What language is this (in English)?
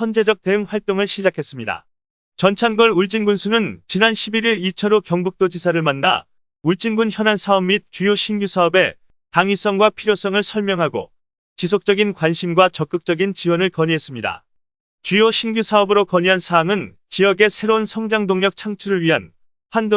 Korean